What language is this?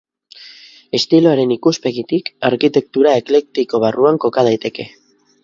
Basque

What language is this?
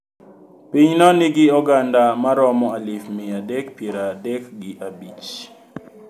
Luo (Kenya and Tanzania)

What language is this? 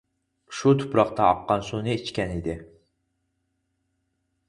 Uyghur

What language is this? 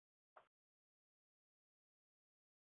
Chinese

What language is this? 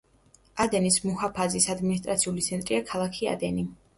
Georgian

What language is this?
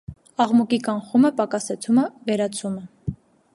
Armenian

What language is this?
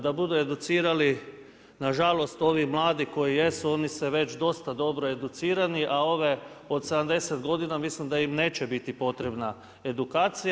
Croatian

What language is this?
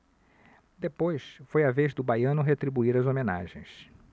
Portuguese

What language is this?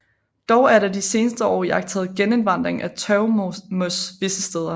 Danish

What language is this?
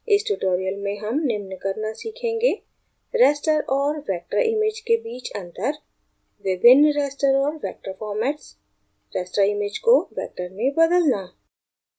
Hindi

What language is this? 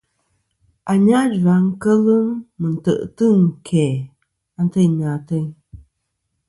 Kom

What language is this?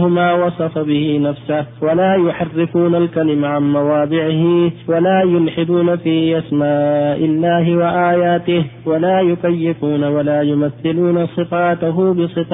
Arabic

